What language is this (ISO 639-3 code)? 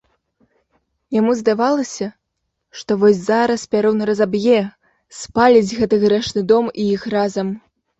bel